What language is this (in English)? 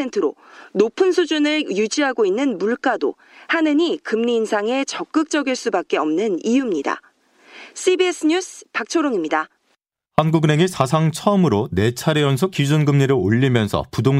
Korean